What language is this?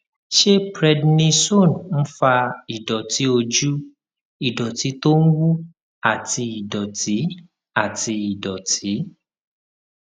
Yoruba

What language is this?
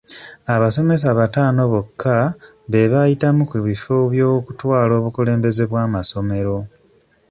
Ganda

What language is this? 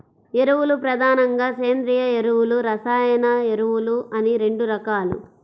Telugu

